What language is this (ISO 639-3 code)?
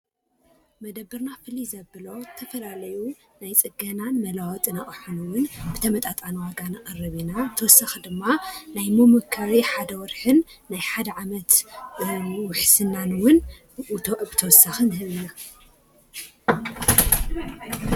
tir